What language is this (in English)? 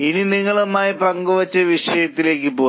Malayalam